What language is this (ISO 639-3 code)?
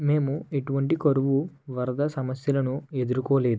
tel